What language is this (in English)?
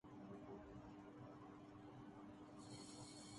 Urdu